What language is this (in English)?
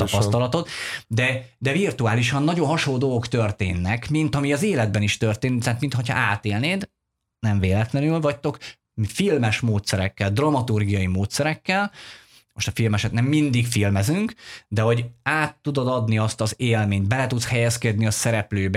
Hungarian